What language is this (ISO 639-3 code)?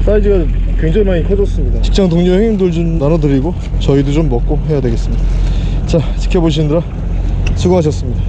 kor